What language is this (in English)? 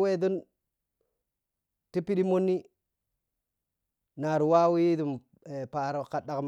Piya-Kwonci